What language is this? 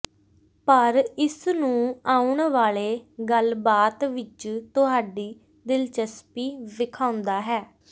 Punjabi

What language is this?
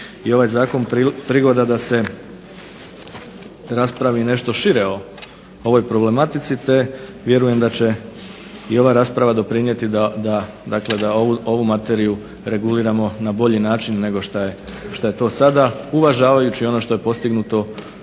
Croatian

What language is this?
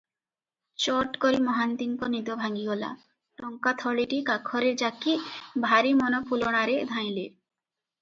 Odia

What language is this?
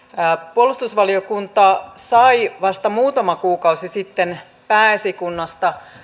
Finnish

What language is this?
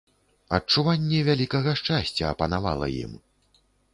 Belarusian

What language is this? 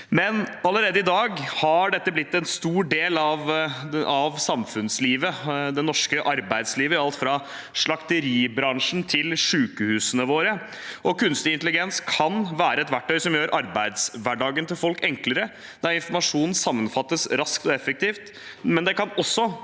Norwegian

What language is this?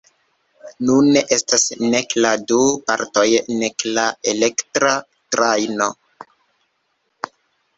Esperanto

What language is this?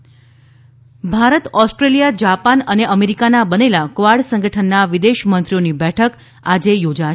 Gujarati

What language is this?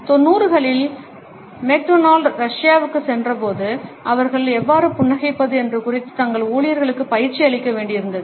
Tamil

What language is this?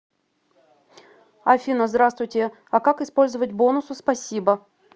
Russian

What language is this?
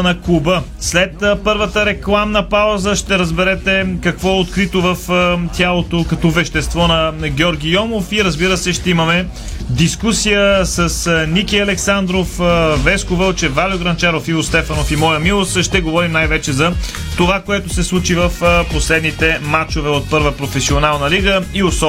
Bulgarian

